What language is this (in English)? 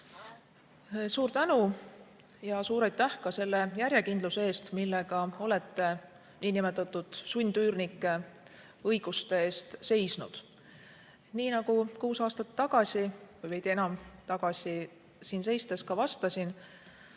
Estonian